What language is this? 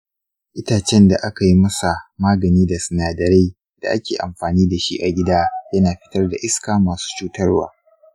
Hausa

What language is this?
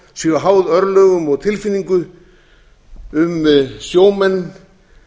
Icelandic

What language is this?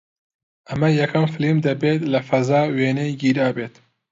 Central Kurdish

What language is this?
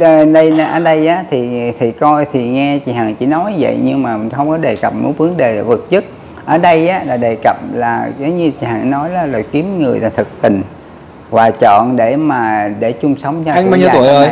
Vietnamese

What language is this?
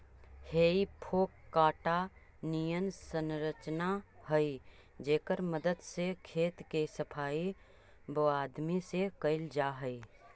Magahi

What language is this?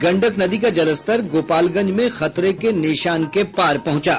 Hindi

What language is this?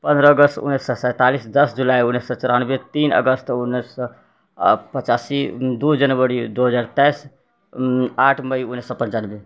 Maithili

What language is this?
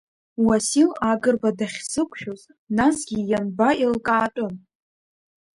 Abkhazian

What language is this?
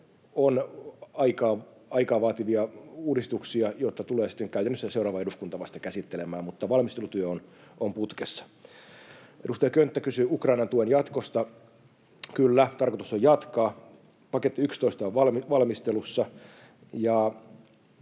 Finnish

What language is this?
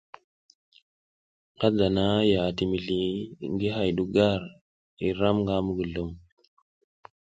South Giziga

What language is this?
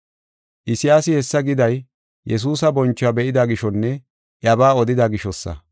Gofa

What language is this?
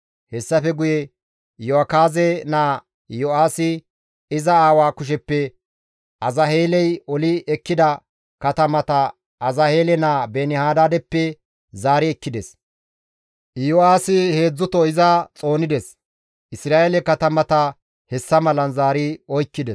Gamo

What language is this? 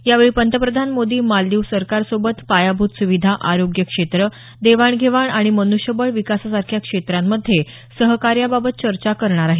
Marathi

